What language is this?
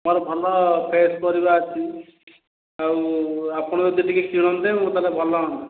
Odia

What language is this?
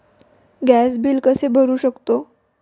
Marathi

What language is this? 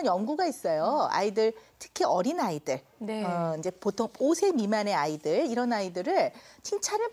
Korean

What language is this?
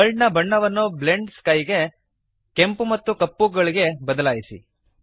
Kannada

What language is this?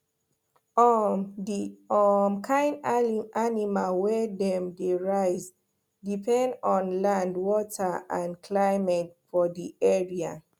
Nigerian Pidgin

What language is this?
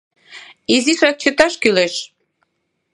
Mari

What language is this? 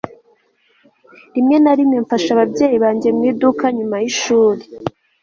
Kinyarwanda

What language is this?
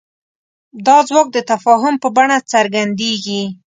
Pashto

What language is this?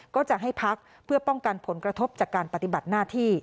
Thai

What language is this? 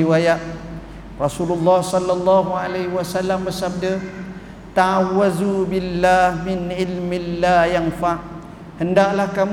Malay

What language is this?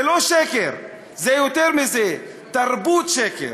Hebrew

